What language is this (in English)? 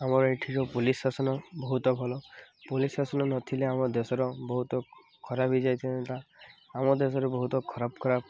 Odia